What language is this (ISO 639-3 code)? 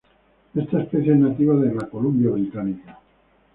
spa